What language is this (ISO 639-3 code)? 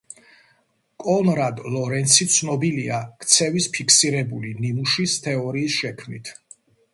kat